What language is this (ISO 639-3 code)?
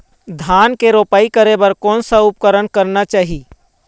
hne